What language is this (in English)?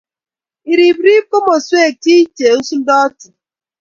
Kalenjin